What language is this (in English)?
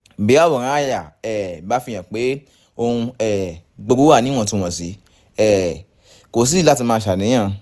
Yoruba